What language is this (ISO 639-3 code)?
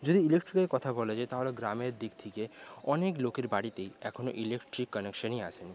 ben